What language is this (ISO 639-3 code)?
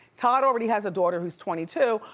eng